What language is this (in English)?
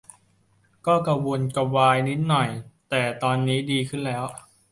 Thai